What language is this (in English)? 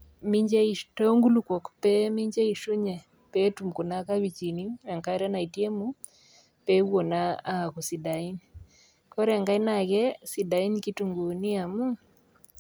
Masai